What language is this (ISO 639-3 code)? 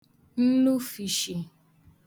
ibo